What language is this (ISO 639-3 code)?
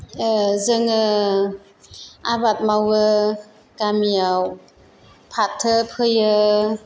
brx